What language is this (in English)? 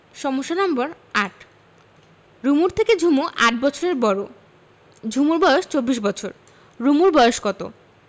Bangla